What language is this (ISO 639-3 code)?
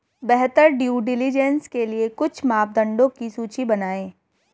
hin